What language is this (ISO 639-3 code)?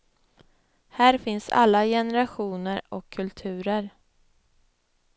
swe